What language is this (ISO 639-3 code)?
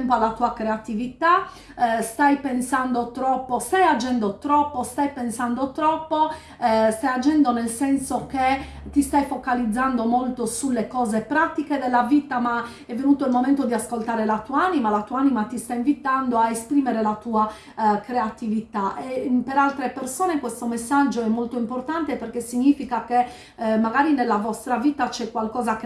ita